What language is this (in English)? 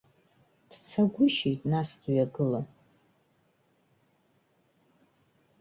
Abkhazian